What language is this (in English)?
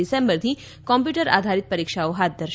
Gujarati